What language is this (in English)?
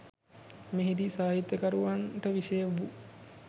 Sinhala